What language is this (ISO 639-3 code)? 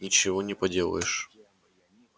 rus